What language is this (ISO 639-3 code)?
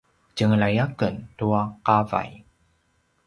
pwn